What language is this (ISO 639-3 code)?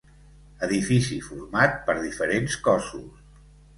cat